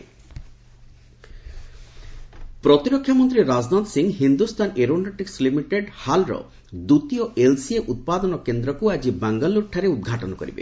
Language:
Odia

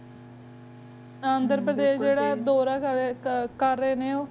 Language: Punjabi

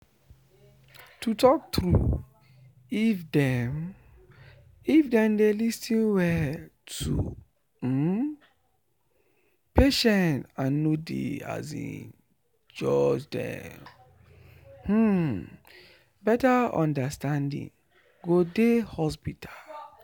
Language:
Nigerian Pidgin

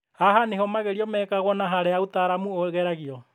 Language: Kikuyu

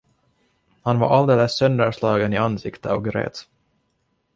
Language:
Swedish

